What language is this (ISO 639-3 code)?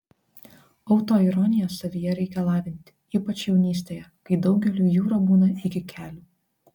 lit